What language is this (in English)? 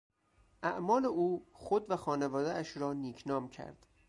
Persian